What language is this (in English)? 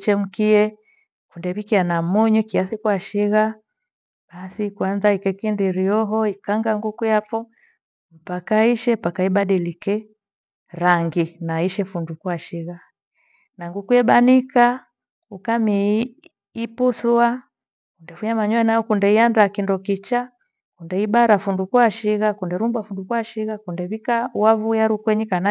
Gweno